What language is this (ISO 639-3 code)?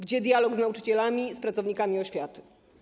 pol